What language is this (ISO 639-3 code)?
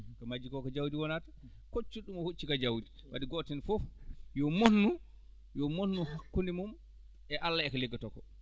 ful